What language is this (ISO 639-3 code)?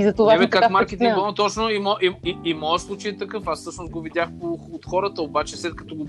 bul